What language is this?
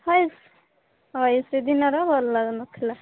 Odia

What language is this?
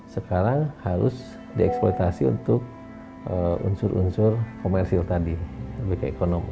Indonesian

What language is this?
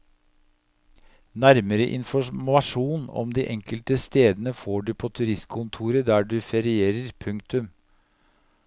Norwegian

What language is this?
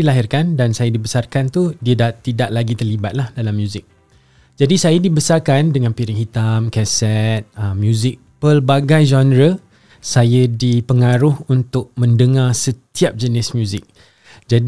Malay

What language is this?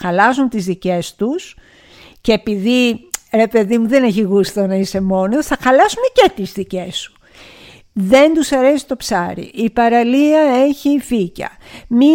Greek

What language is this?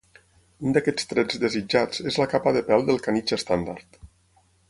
Catalan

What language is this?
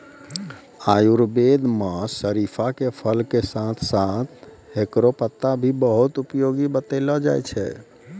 Maithili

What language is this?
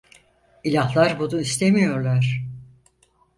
Turkish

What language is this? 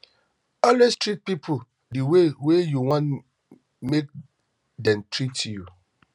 Nigerian Pidgin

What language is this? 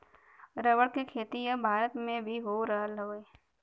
Bhojpuri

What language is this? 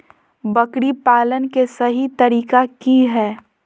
Magahi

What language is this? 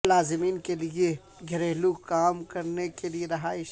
Urdu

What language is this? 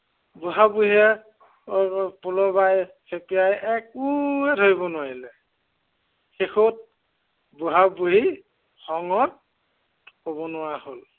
Assamese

